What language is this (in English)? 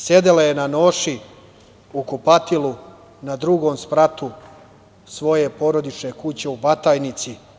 Serbian